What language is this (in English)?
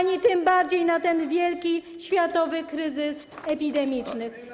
Polish